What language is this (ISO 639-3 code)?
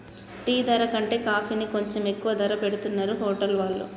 tel